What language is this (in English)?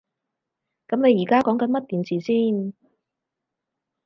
Cantonese